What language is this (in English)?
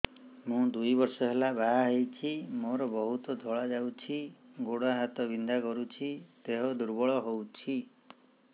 Odia